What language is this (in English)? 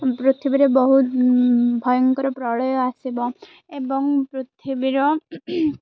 Odia